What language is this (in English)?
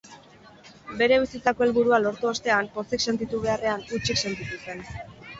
Basque